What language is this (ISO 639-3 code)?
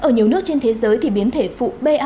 vie